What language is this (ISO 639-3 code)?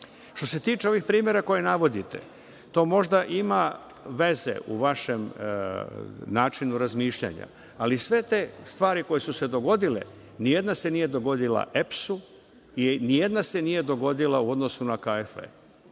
srp